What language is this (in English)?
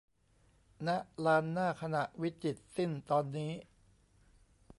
Thai